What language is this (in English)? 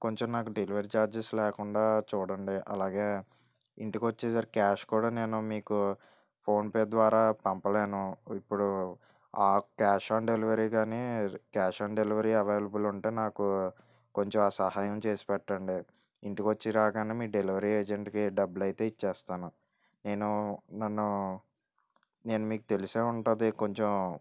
Telugu